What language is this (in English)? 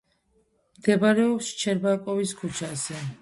Georgian